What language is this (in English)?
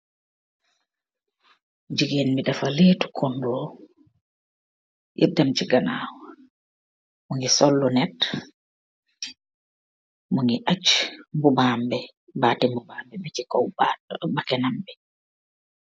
Wolof